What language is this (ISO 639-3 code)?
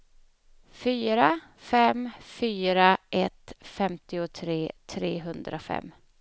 swe